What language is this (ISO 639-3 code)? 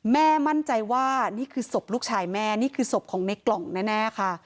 tha